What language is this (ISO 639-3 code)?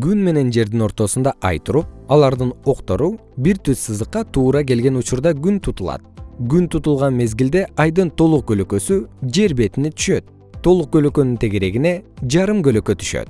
kir